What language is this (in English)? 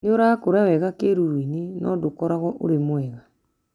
Kikuyu